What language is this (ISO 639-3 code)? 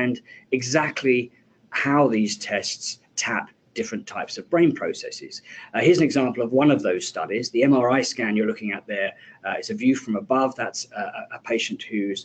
eng